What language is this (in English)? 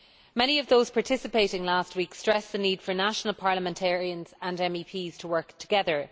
English